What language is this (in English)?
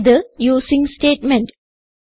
Malayalam